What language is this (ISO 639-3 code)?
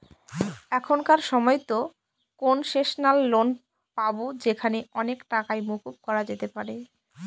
ben